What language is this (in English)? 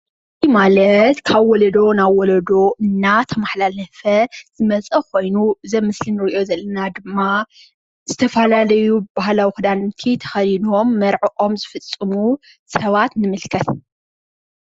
Tigrinya